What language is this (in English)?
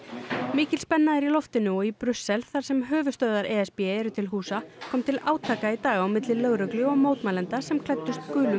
Icelandic